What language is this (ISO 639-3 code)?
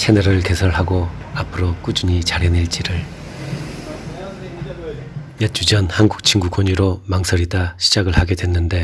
kor